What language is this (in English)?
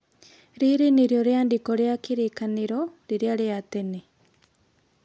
Kikuyu